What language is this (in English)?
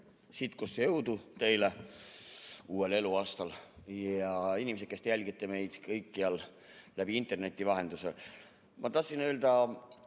Estonian